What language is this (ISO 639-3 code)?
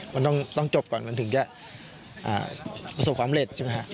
tha